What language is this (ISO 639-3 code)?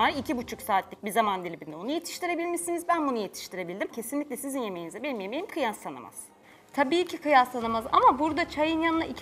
tur